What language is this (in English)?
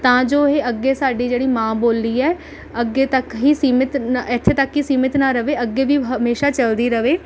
Punjabi